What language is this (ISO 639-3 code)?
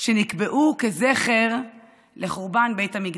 heb